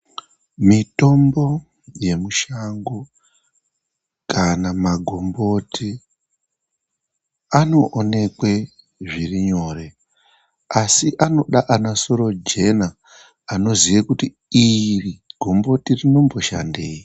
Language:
Ndau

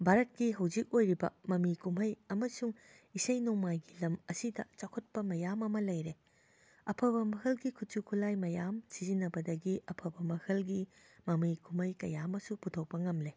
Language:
Manipuri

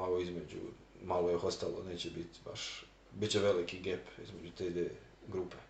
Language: Croatian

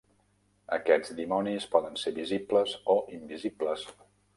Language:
Catalan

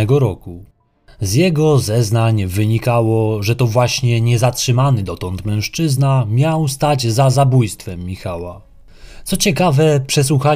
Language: Polish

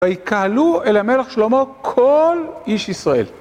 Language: Hebrew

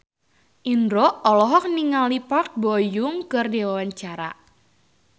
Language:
Sundanese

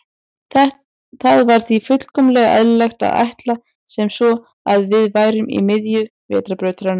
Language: Icelandic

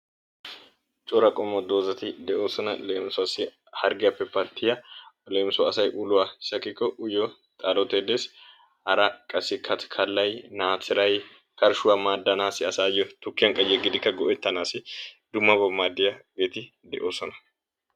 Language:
Wolaytta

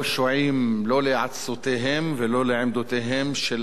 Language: Hebrew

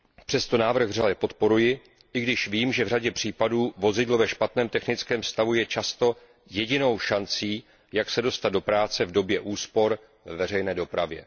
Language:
Czech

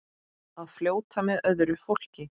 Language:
Icelandic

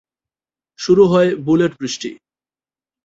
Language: Bangla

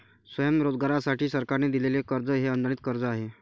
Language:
Marathi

